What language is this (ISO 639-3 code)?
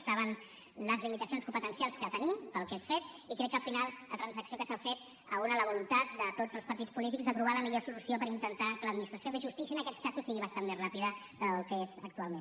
cat